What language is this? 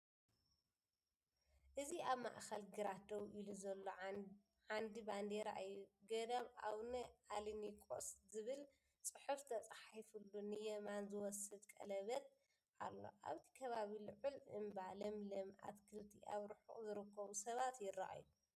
Tigrinya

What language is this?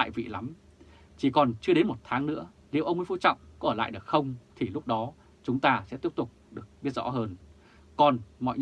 Vietnamese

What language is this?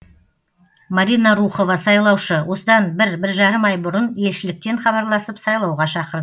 Kazakh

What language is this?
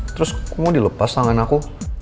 Indonesian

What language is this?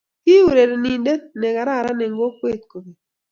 Kalenjin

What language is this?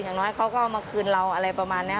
Thai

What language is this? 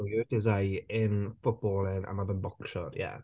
Welsh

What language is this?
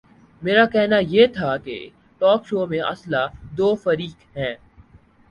Urdu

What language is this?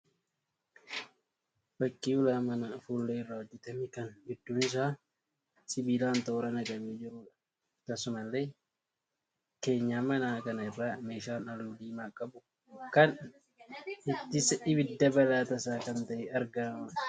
Oromo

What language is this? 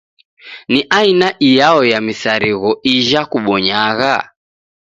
Taita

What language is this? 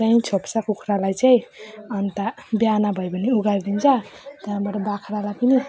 Nepali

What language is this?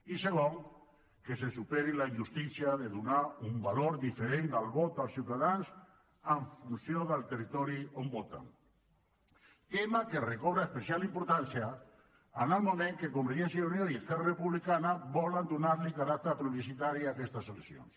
Catalan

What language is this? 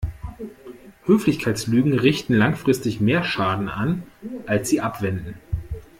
German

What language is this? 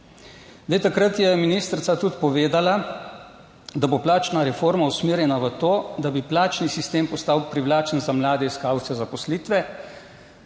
Slovenian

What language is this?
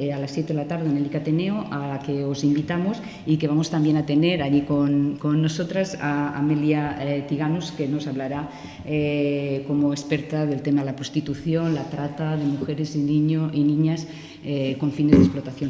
Spanish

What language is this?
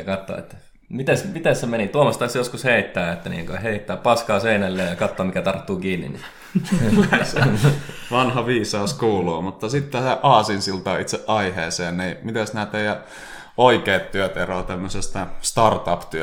Finnish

